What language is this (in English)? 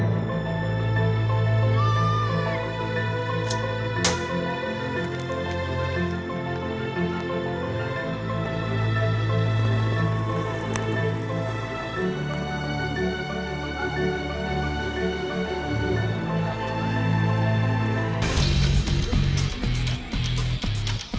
Indonesian